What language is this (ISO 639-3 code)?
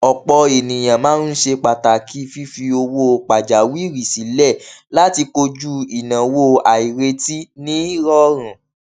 yor